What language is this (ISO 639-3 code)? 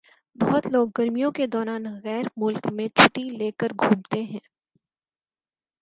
urd